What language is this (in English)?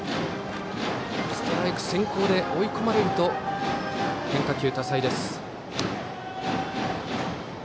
Japanese